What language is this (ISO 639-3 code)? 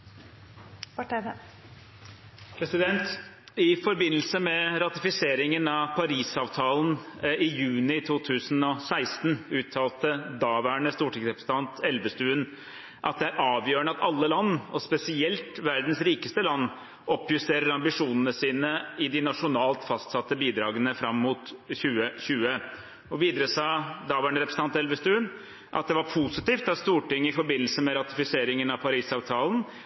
nob